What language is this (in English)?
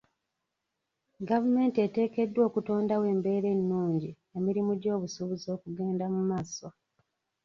Ganda